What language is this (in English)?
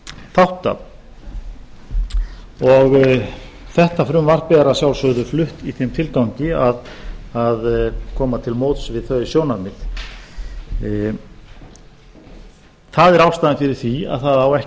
Icelandic